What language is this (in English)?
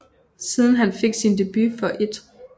Danish